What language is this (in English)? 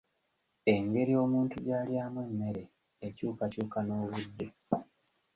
Ganda